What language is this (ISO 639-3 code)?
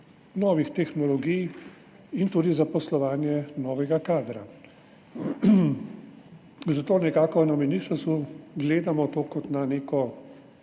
slv